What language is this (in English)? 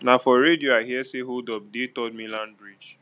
Nigerian Pidgin